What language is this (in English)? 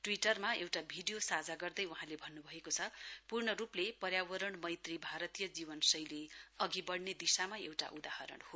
Nepali